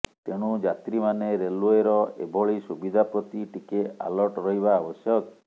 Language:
Odia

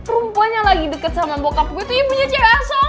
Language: Indonesian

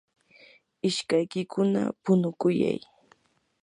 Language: Yanahuanca Pasco Quechua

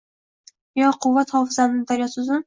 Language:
Uzbek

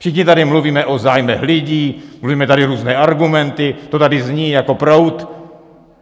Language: Czech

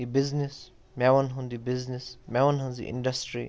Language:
Kashmiri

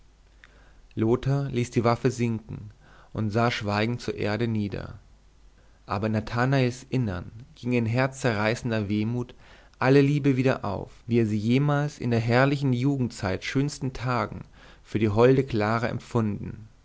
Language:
German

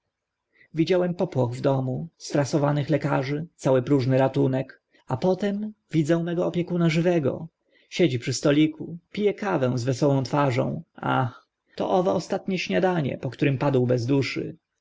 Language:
Polish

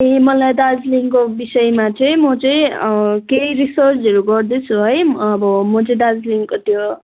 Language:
Nepali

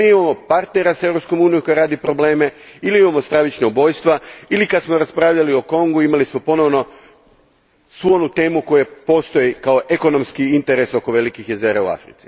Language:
Croatian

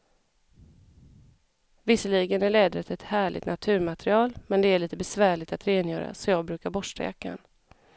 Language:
Swedish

